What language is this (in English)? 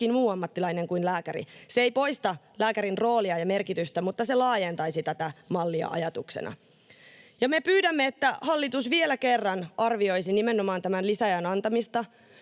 Finnish